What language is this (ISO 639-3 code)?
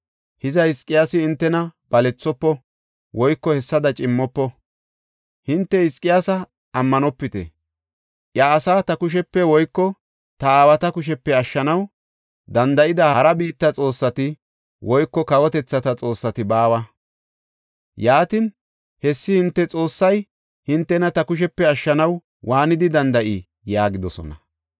gof